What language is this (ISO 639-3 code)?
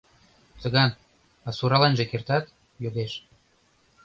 chm